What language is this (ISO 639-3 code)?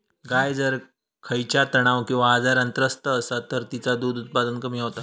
mar